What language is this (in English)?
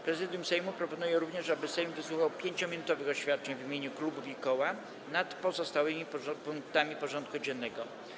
Polish